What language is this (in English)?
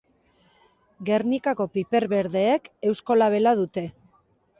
Basque